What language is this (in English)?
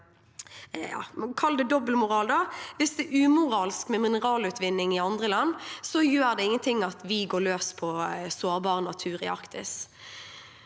Norwegian